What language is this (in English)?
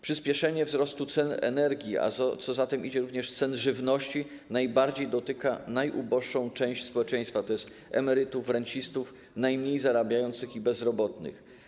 Polish